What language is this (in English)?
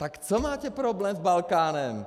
Czech